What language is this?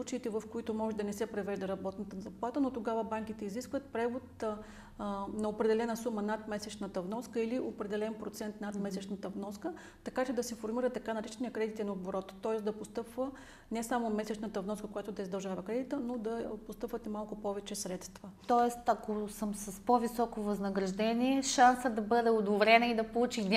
Bulgarian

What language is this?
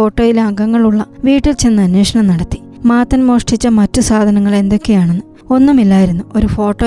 Malayalam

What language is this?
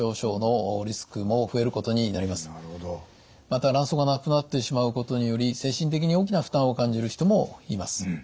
Japanese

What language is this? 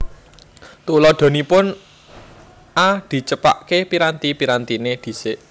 Javanese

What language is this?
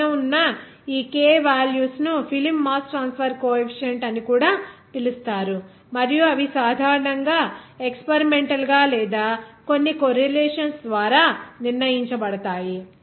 Telugu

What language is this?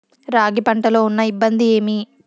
Telugu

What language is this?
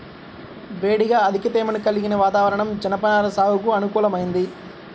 Telugu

